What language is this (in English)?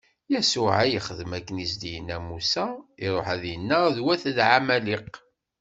Kabyle